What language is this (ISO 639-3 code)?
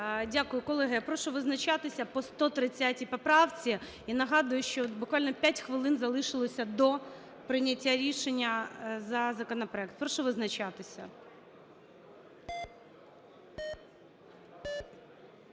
ukr